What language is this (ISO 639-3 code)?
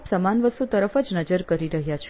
guj